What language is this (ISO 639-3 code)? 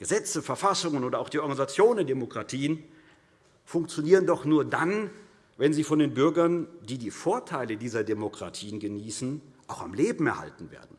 deu